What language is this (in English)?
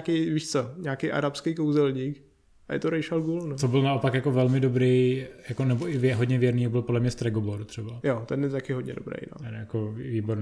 Czech